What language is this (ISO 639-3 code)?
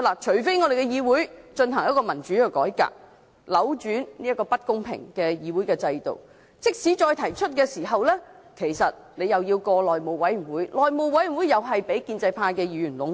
yue